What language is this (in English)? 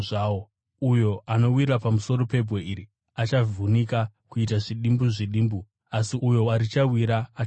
Shona